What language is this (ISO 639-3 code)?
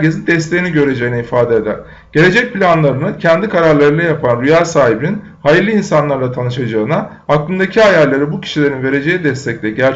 tur